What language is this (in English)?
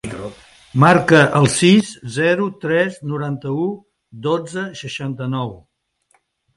Catalan